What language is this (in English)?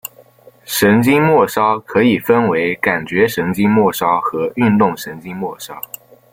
Chinese